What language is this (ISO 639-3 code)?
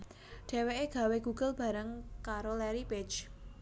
jav